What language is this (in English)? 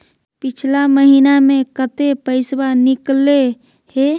Magahi